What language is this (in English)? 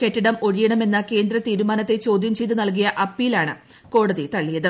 Malayalam